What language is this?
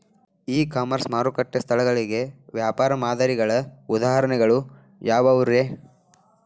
Kannada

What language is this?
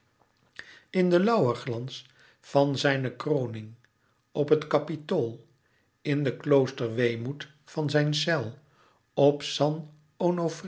Dutch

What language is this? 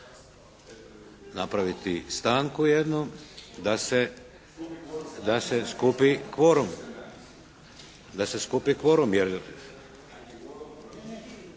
Croatian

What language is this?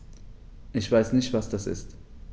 German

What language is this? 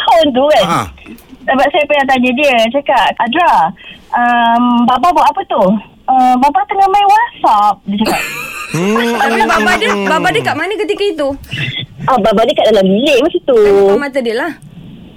Malay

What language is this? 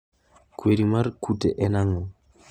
Luo (Kenya and Tanzania)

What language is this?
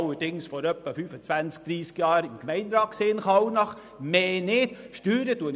Swiss German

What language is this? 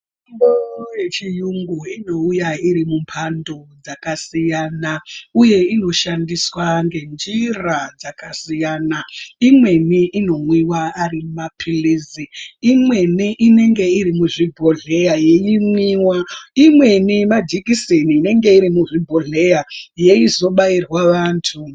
Ndau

